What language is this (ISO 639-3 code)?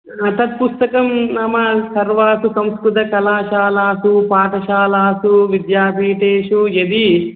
san